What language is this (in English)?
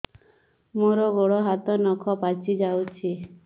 Odia